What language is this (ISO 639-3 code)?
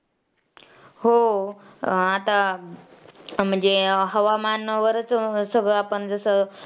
mar